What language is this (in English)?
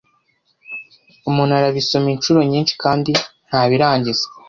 Kinyarwanda